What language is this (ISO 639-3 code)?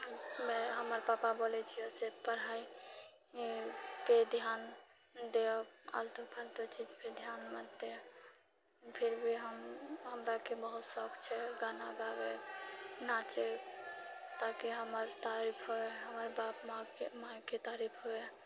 mai